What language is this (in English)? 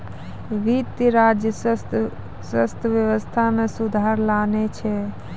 Maithili